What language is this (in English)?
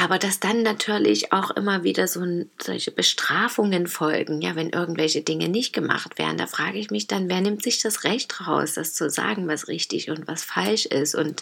German